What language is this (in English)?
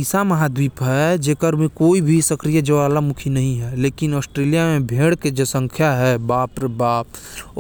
Korwa